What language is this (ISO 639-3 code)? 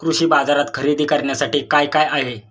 mar